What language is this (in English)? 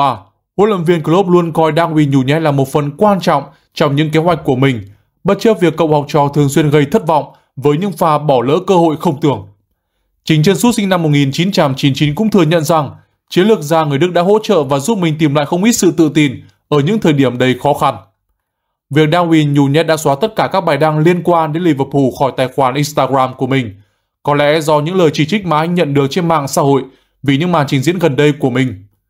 Vietnamese